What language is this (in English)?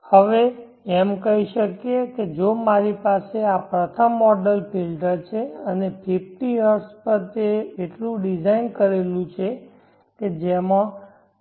Gujarati